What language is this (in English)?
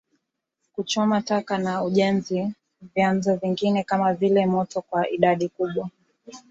Swahili